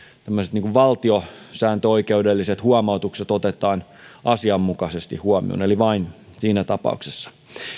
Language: Finnish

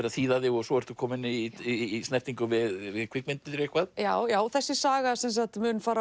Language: Icelandic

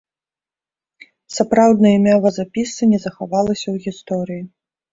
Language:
Belarusian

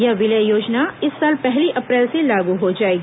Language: Hindi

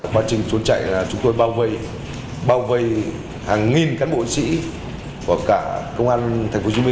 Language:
Vietnamese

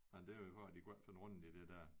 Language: Danish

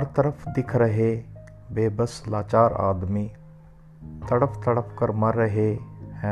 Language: Hindi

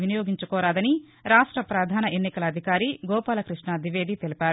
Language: Telugu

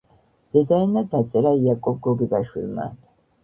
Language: Georgian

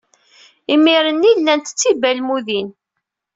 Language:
Kabyle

